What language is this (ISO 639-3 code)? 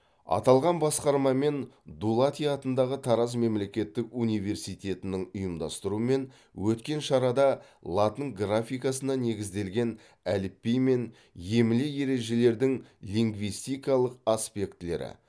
kaz